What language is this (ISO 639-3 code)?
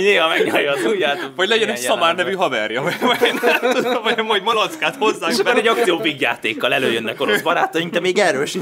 hun